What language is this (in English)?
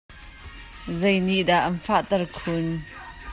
Hakha Chin